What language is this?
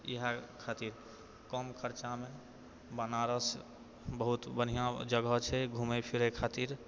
Maithili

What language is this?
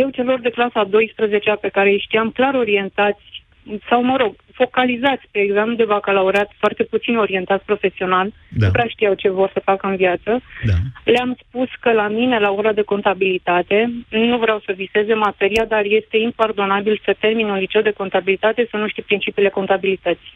Romanian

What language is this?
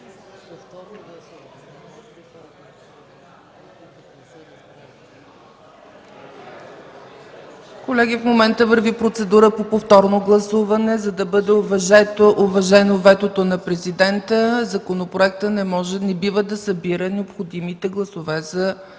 Bulgarian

